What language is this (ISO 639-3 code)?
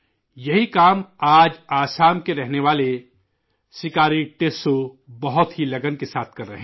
urd